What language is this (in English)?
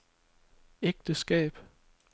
Danish